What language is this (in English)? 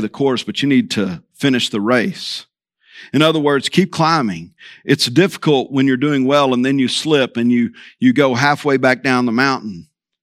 English